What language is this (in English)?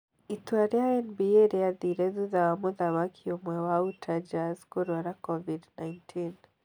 Kikuyu